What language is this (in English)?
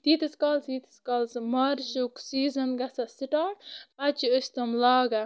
Kashmiri